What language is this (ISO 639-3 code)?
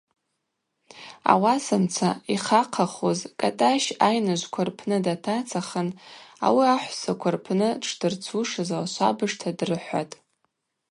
abq